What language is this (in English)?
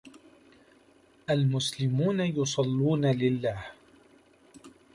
Arabic